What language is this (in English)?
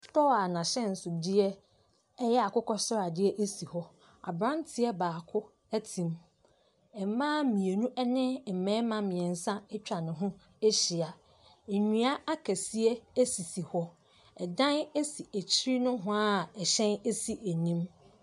Akan